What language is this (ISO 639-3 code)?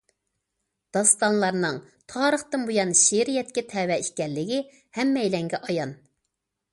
uig